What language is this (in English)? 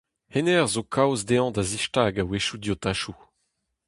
Breton